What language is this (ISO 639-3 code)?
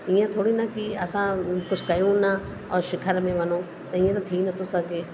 snd